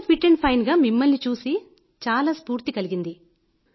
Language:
Telugu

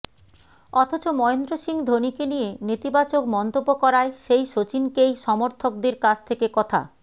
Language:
Bangla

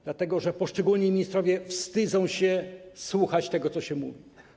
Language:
Polish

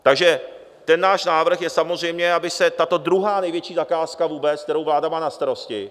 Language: Czech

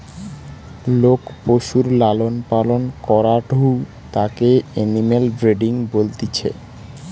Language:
Bangla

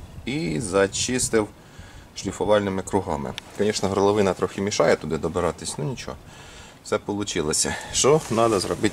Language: Ukrainian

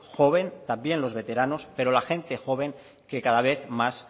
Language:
Spanish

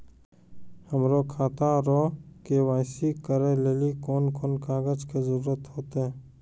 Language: Maithili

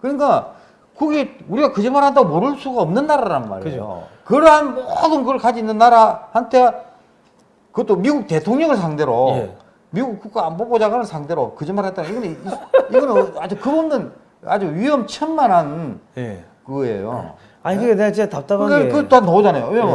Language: Korean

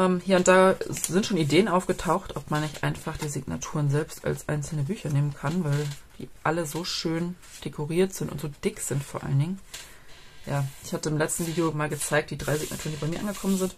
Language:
German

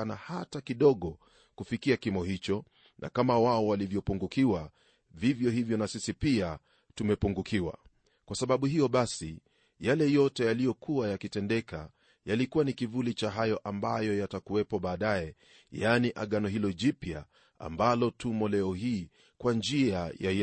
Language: Swahili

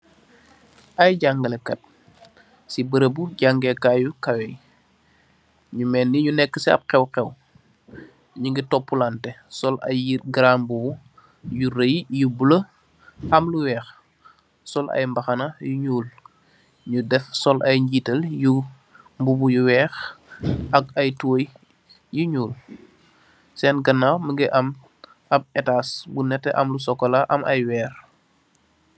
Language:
Wolof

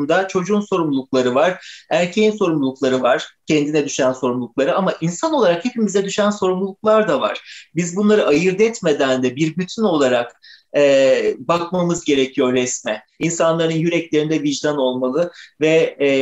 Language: Turkish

